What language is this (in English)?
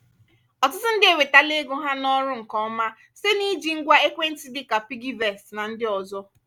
Igbo